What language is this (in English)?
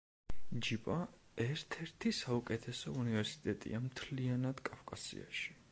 Georgian